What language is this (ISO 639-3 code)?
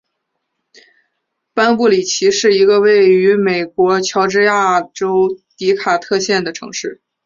zho